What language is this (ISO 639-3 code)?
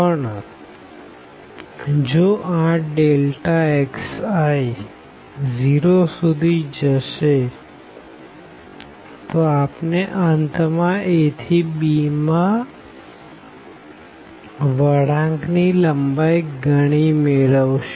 guj